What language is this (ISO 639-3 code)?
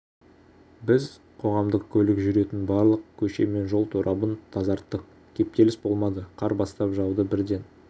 kaz